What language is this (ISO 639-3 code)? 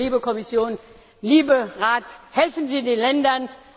deu